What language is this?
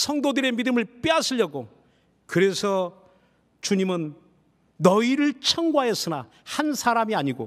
Korean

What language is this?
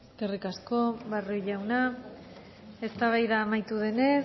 Basque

